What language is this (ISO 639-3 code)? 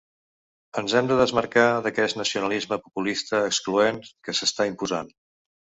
cat